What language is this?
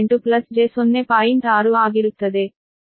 Kannada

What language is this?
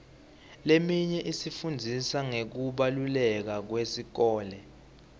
Swati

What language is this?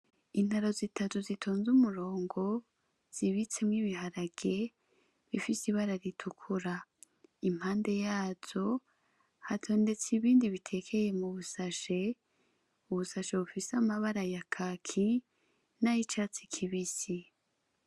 Rundi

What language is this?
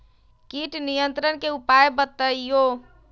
Magahi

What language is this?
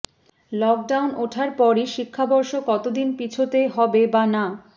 Bangla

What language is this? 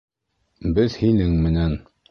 Bashkir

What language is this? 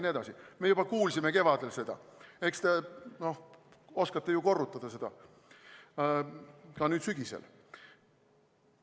Estonian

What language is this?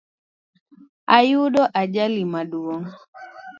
Luo (Kenya and Tanzania)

